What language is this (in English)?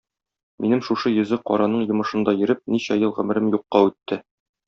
Tatar